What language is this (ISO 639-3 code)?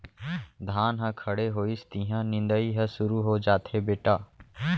hne